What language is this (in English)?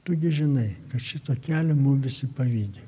Lithuanian